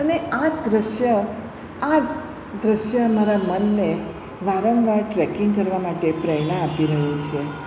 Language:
Gujarati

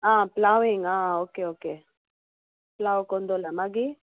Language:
Konkani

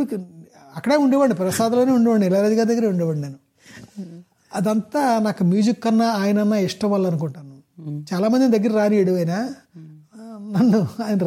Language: Telugu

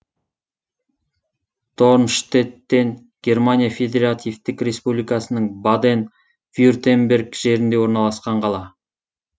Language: Kazakh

